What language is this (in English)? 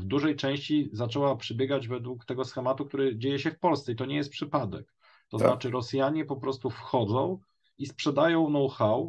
Polish